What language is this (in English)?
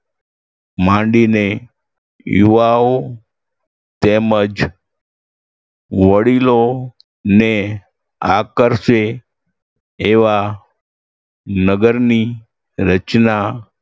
Gujarati